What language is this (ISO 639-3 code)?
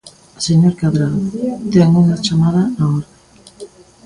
glg